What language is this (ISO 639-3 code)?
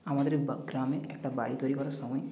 ben